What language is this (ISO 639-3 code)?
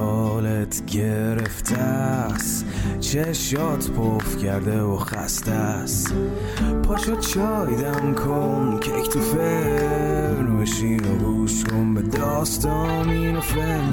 fas